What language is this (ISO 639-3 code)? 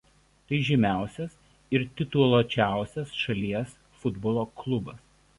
lit